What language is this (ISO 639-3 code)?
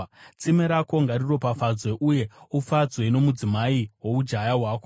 sna